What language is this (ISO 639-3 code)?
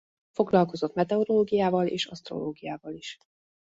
hun